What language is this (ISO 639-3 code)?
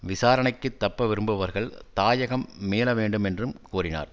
tam